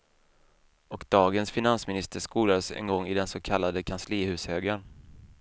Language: Swedish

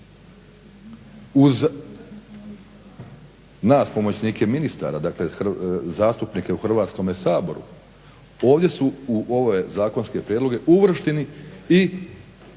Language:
Croatian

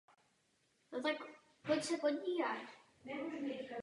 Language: Czech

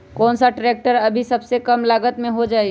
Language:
Magahi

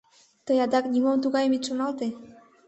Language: Mari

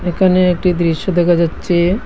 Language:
Bangla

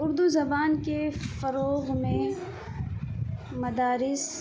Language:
Urdu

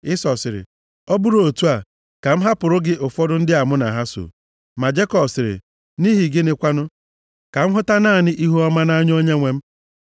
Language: Igbo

